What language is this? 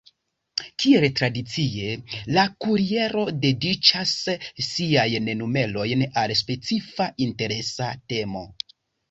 Esperanto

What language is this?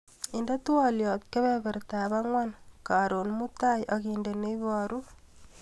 Kalenjin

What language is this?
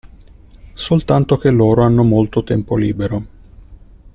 Italian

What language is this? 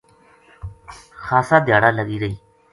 Gujari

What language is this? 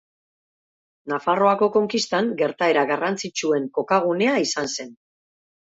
Basque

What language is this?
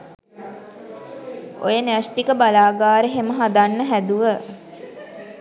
Sinhala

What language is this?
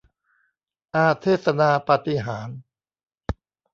Thai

